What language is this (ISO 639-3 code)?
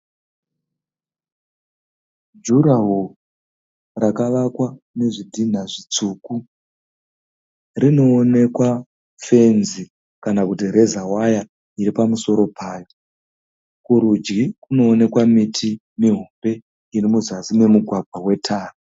sna